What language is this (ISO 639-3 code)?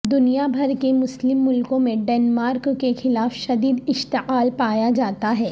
urd